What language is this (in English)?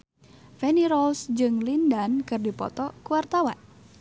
Sundanese